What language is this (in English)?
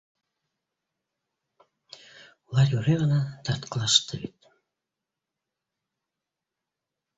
Bashkir